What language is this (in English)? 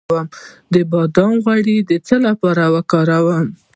Pashto